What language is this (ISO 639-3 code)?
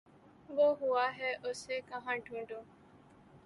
urd